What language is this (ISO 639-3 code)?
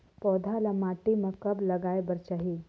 hne